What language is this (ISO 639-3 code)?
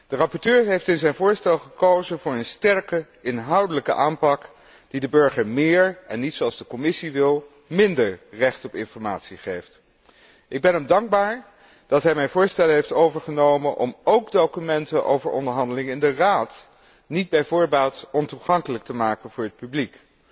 nld